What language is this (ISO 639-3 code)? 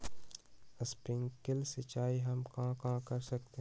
mag